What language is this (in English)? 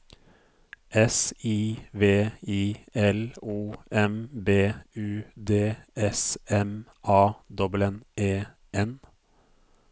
Norwegian